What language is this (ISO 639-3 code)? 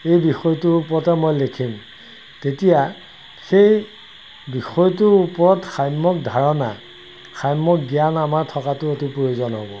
asm